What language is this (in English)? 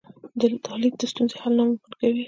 Pashto